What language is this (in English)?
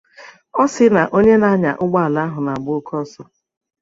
Igbo